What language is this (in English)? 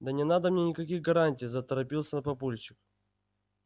Russian